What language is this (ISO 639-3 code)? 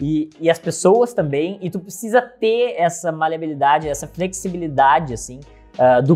por